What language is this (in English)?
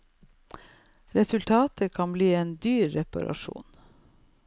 Norwegian